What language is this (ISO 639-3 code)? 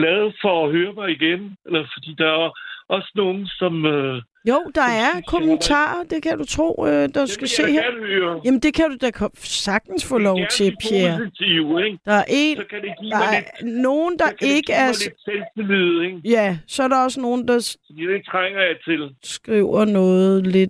dan